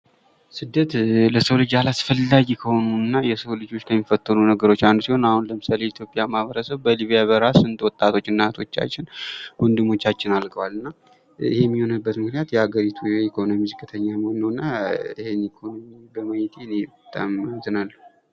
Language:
Amharic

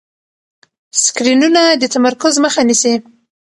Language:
Pashto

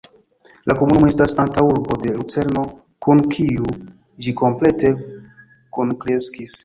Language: Esperanto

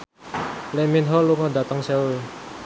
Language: Javanese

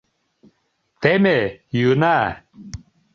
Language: Mari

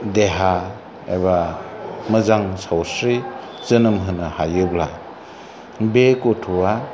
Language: Bodo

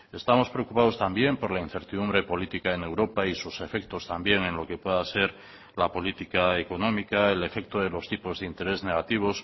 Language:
Spanish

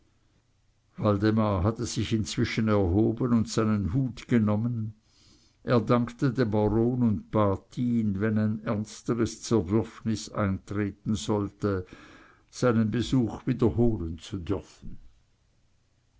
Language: German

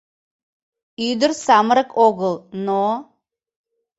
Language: Mari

